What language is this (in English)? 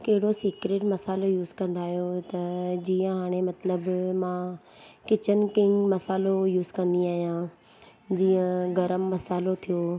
Sindhi